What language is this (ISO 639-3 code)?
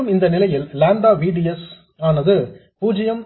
tam